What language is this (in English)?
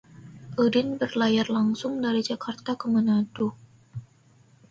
Indonesian